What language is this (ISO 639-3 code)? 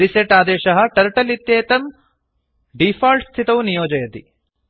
san